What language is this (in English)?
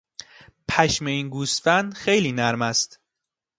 Persian